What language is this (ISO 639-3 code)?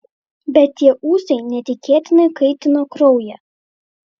lit